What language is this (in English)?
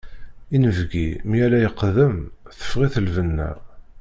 Kabyle